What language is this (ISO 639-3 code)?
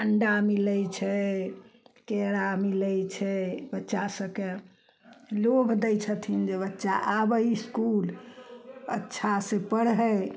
mai